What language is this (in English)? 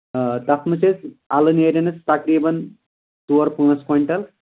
Kashmiri